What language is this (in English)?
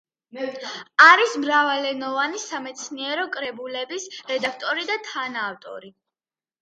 Georgian